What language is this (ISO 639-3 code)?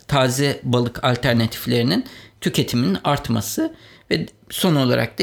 tur